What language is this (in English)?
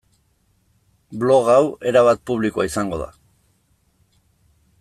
Basque